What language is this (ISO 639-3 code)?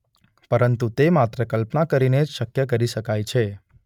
guj